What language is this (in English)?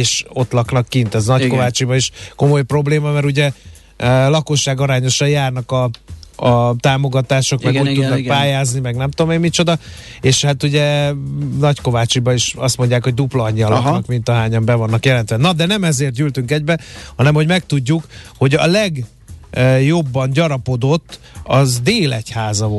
Hungarian